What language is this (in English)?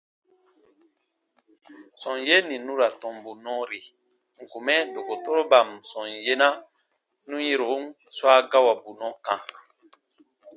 Baatonum